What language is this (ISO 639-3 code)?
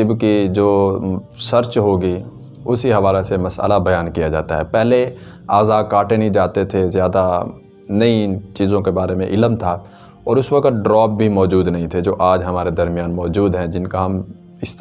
urd